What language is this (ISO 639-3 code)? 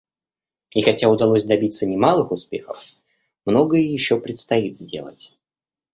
rus